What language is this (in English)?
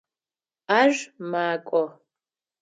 Adyghe